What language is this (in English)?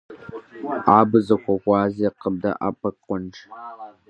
Kabardian